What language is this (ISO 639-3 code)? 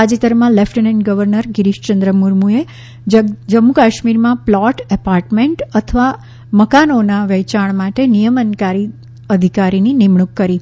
guj